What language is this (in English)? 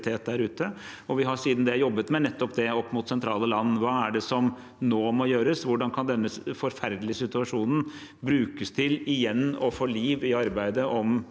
Norwegian